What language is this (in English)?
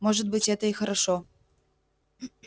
Russian